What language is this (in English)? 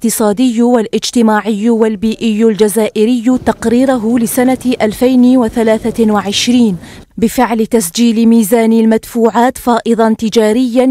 Arabic